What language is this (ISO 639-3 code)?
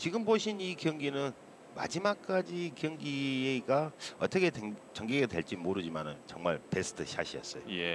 kor